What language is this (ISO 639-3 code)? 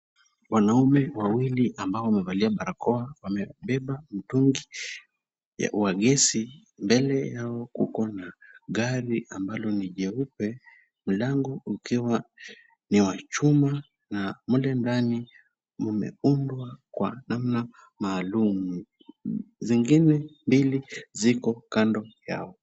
swa